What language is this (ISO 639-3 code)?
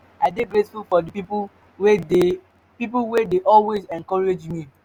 pcm